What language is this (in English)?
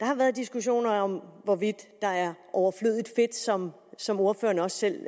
Danish